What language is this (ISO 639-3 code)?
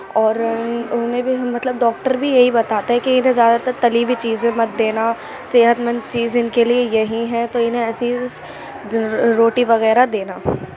urd